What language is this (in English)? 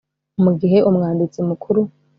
Kinyarwanda